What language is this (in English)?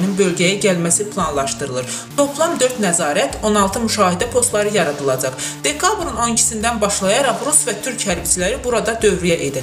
Turkish